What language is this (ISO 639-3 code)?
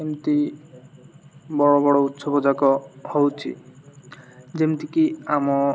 ori